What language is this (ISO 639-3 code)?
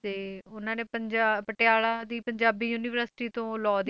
pan